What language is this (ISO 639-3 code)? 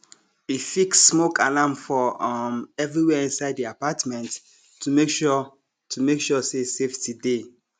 pcm